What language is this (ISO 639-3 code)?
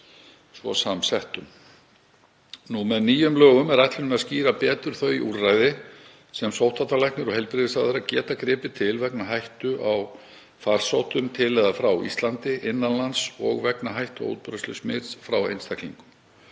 isl